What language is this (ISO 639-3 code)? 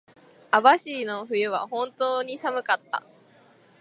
jpn